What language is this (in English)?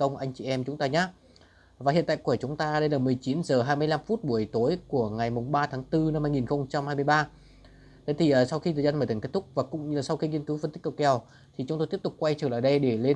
Vietnamese